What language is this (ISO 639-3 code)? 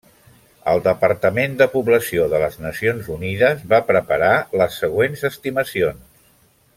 cat